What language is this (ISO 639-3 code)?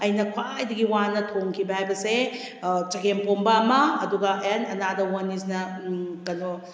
mni